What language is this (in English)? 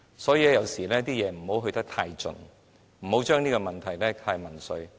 Cantonese